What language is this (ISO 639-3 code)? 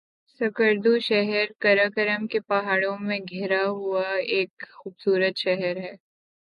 urd